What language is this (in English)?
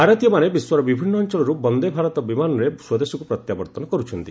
Odia